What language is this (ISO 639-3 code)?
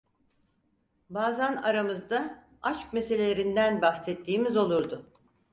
tur